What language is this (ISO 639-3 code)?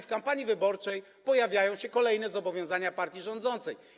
pol